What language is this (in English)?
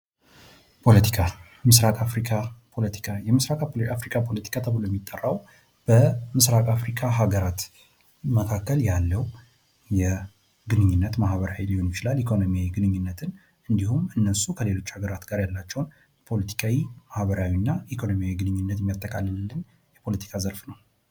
Amharic